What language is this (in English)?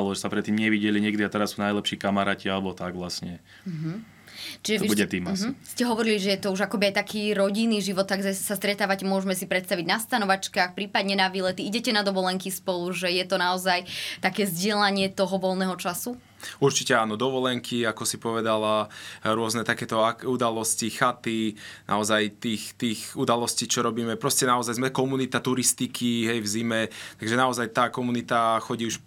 Slovak